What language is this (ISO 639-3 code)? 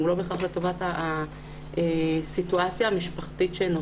heb